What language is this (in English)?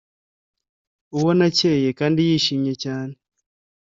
Kinyarwanda